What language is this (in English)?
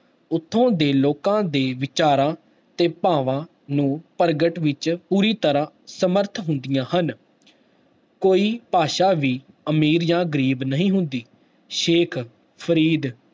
Punjabi